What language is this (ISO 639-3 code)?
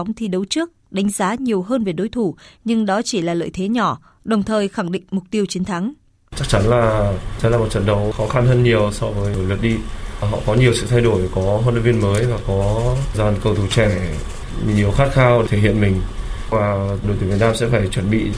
vie